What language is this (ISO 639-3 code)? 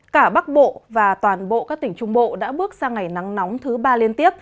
vie